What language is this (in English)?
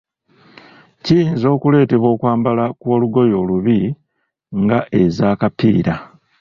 Ganda